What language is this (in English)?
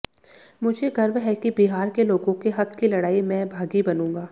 Hindi